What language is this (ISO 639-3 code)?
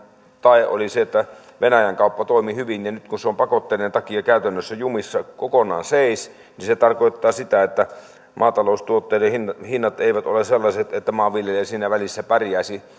fin